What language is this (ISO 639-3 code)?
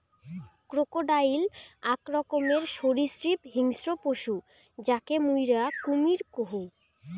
ben